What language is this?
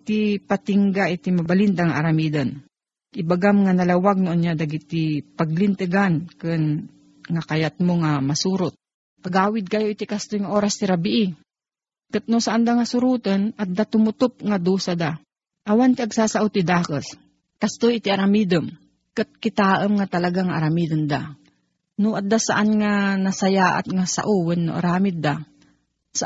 Filipino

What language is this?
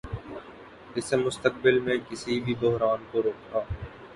Urdu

